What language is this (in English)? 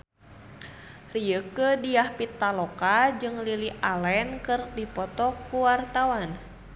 Sundanese